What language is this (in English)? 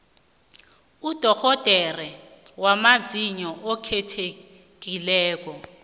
South Ndebele